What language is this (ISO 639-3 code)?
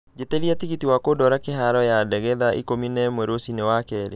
kik